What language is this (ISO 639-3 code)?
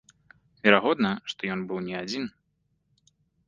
bel